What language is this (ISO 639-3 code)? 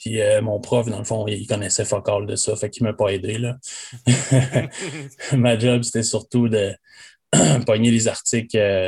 fra